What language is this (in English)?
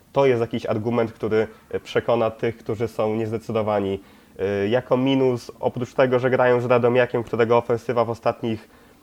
Polish